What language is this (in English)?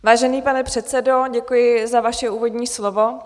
Czech